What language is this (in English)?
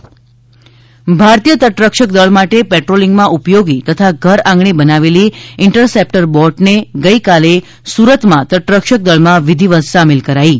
Gujarati